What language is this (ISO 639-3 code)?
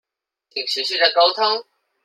zho